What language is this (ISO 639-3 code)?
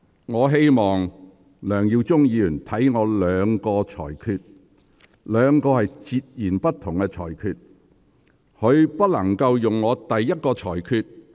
yue